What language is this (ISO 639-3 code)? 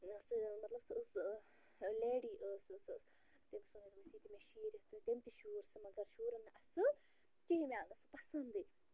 kas